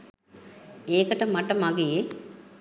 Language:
Sinhala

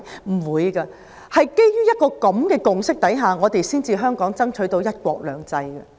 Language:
Cantonese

